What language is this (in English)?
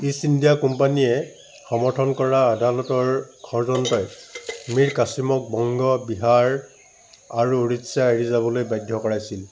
Assamese